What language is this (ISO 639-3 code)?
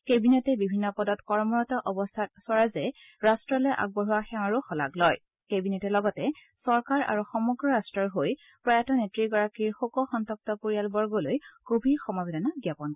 asm